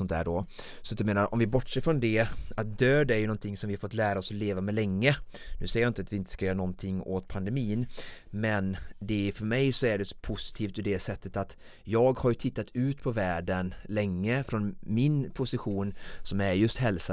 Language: Swedish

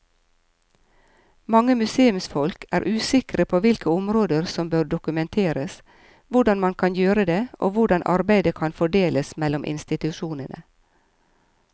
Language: Norwegian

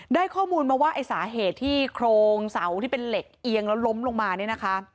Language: Thai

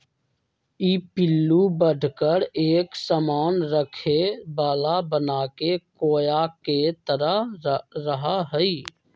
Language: Magahi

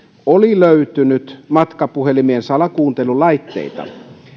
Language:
Finnish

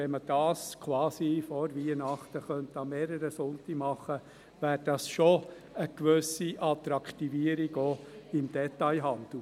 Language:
Swiss German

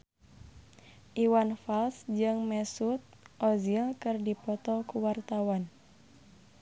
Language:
Sundanese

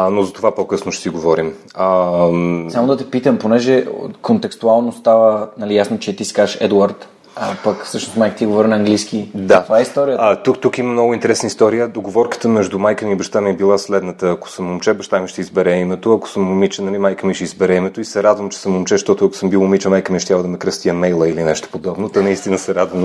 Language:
Bulgarian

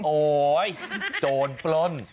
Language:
Thai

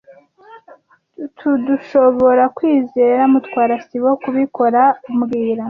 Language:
Kinyarwanda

